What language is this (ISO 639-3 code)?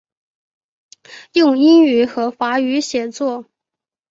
zho